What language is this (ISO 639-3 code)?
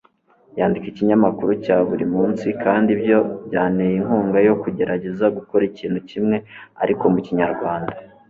kin